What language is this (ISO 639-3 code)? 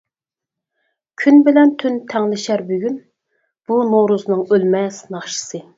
uig